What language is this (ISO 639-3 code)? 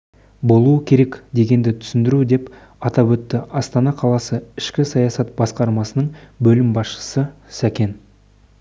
kaz